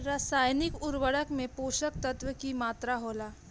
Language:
Bhojpuri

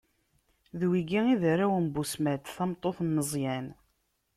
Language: Kabyle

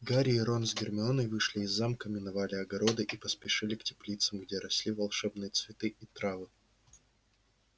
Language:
Russian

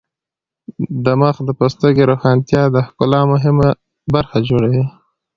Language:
Pashto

